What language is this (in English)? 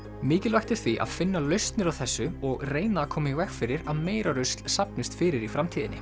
Icelandic